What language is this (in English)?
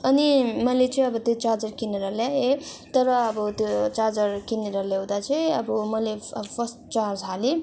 Nepali